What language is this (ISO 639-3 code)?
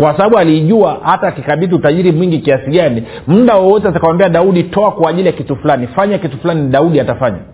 swa